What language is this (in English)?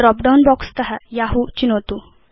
Sanskrit